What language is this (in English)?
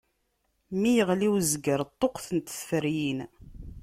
Kabyle